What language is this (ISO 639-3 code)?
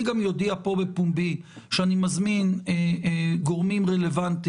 heb